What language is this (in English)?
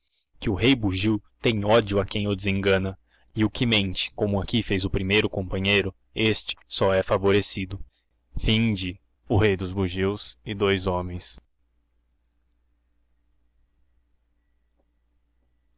Portuguese